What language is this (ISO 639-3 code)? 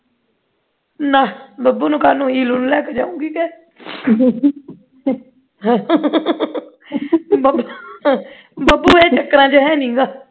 pan